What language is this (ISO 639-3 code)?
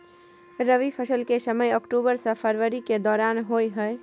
mai